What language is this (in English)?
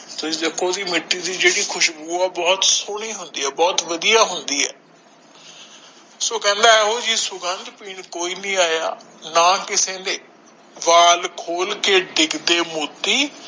Punjabi